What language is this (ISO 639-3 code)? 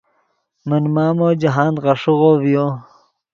ydg